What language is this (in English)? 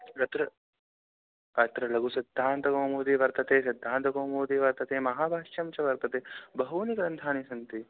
Sanskrit